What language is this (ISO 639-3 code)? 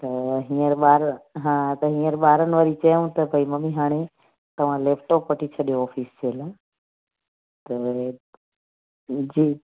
snd